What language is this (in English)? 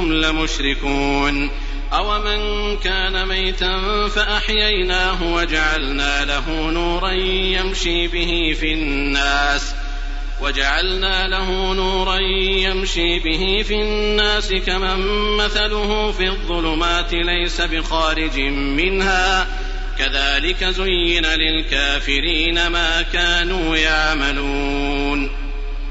Arabic